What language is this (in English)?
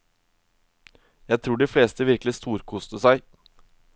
Norwegian